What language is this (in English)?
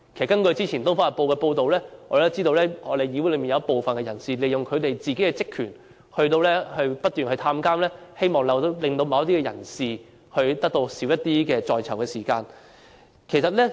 Cantonese